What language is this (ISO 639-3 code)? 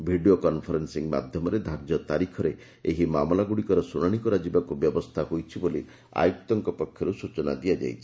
ori